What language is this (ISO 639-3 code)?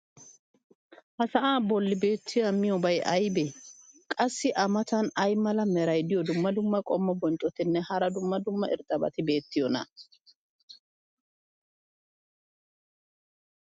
wal